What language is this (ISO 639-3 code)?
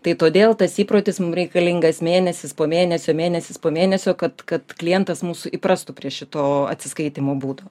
lit